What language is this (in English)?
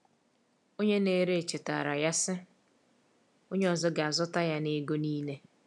Igbo